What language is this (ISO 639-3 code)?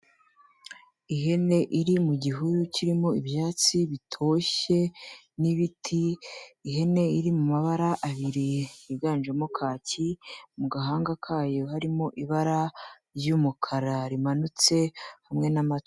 kin